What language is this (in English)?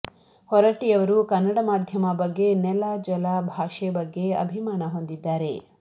Kannada